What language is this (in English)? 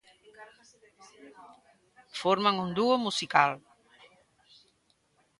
Galician